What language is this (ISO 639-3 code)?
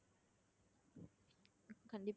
tam